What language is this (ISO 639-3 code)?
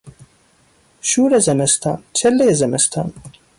fas